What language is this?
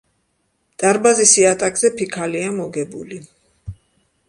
Georgian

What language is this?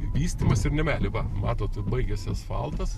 Lithuanian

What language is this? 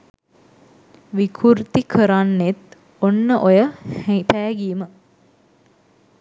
Sinhala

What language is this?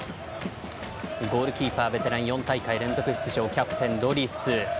Japanese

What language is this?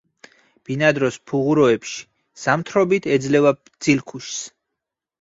Georgian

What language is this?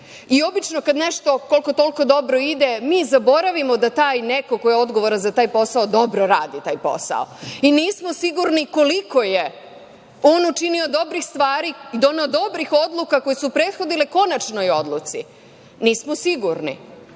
Serbian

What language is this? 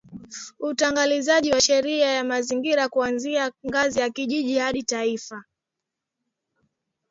Swahili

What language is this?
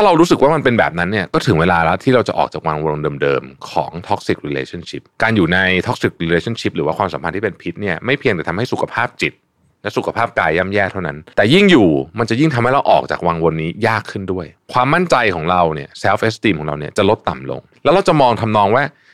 Thai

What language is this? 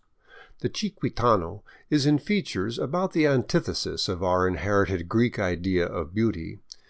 English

